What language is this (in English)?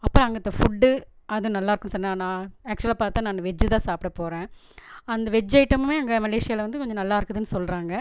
Tamil